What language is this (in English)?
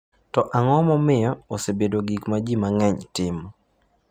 Luo (Kenya and Tanzania)